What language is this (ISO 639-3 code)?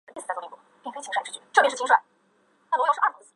zho